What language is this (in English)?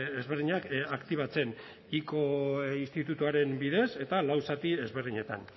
Basque